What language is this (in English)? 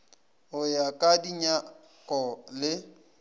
Northern Sotho